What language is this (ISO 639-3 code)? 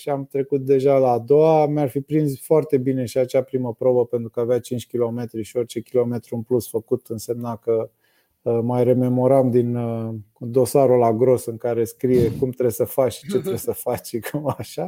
ron